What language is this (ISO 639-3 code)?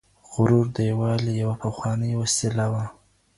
pus